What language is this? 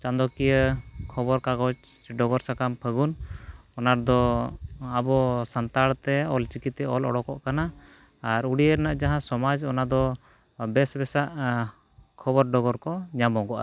Santali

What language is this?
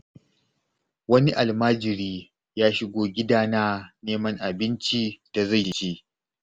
Hausa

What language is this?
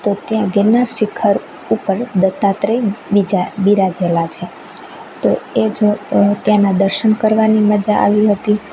Gujarati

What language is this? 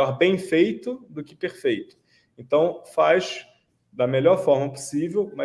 Portuguese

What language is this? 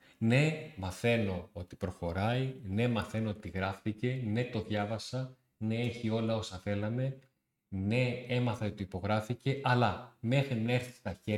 Greek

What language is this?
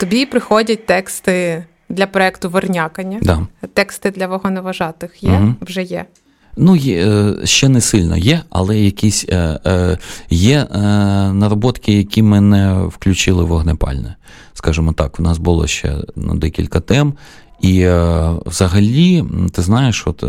Ukrainian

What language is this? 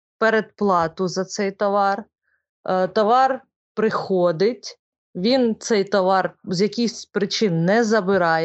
Ukrainian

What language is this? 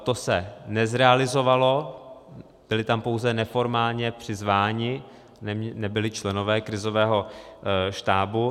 Czech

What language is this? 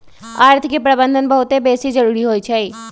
Magahi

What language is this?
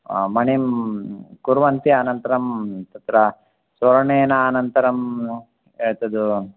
Sanskrit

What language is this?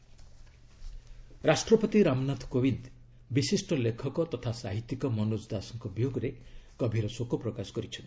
Odia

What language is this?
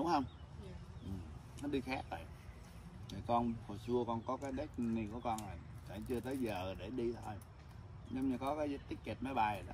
Vietnamese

